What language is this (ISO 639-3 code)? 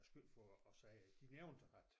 dan